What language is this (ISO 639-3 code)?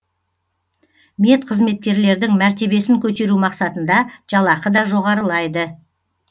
kaz